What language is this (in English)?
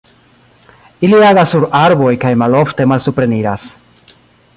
Esperanto